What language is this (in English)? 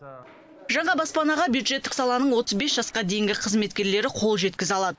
Kazakh